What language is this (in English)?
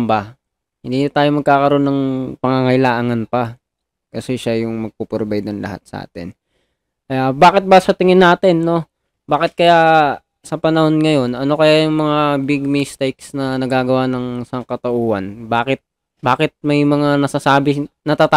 Filipino